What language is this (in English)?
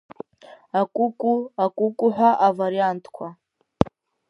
Abkhazian